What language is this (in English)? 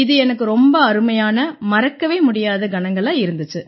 Tamil